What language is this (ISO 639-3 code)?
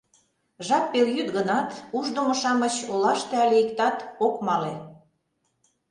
chm